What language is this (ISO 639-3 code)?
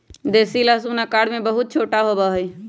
mag